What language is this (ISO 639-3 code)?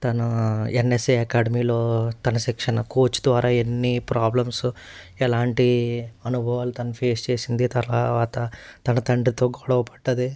tel